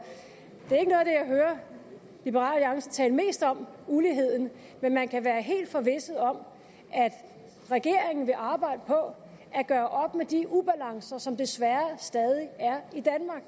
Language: Danish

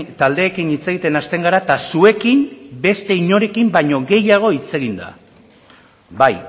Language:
Basque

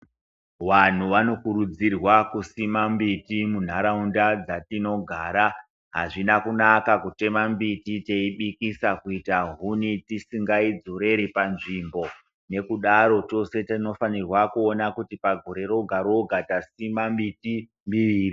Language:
Ndau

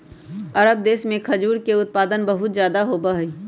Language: Magahi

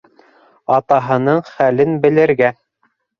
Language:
Bashkir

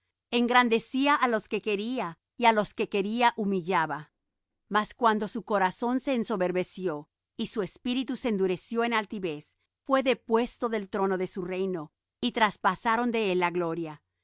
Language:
Spanish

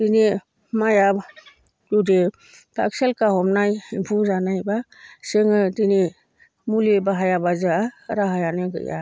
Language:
Bodo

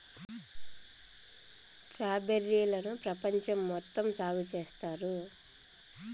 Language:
Telugu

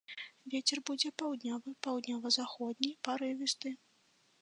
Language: Belarusian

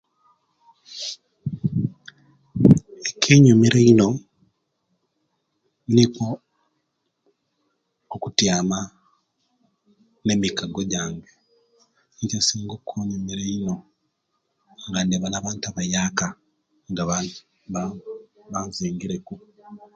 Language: Kenyi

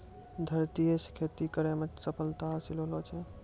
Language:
Maithili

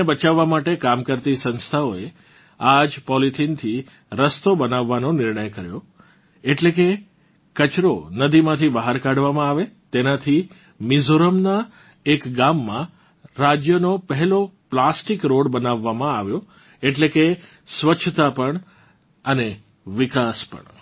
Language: Gujarati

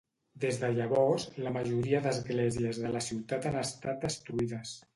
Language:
Catalan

